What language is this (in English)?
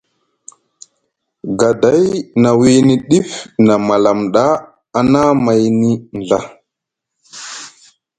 Musgu